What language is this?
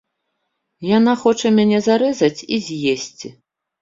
Belarusian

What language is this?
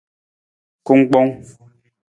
Nawdm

